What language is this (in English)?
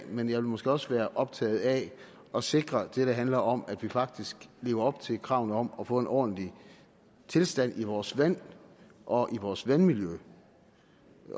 Danish